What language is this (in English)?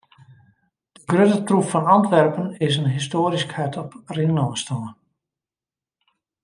Western Frisian